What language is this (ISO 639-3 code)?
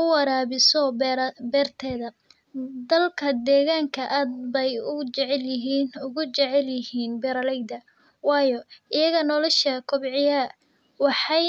som